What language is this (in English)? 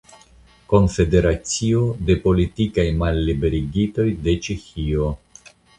Esperanto